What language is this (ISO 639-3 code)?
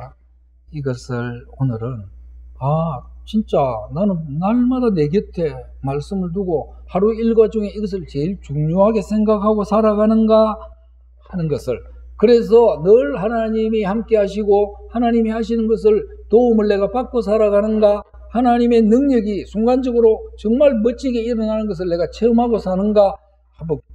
kor